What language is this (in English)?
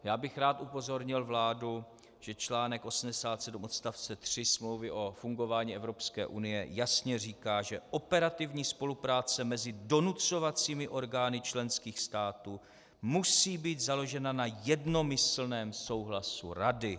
Czech